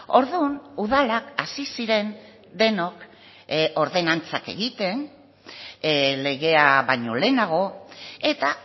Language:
Basque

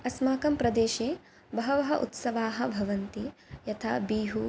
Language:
Sanskrit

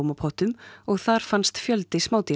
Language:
Icelandic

